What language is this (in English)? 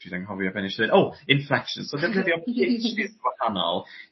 Welsh